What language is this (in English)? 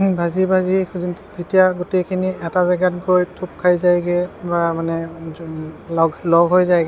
Assamese